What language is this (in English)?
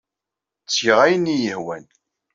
Kabyle